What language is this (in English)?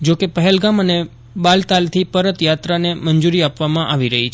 Gujarati